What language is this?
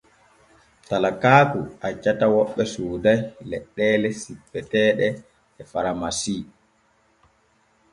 Borgu Fulfulde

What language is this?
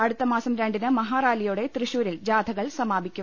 Malayalam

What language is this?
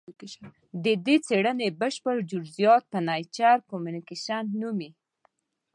Pashto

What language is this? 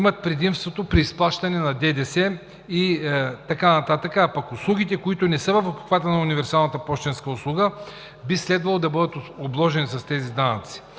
Bulgarian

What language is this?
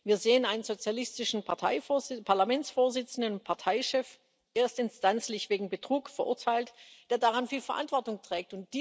German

